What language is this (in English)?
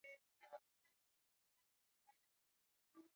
Swahili